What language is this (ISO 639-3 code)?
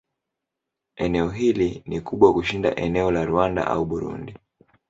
swa